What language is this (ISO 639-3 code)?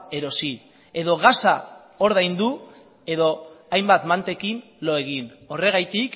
eus